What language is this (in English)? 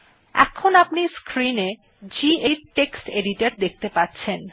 Bangla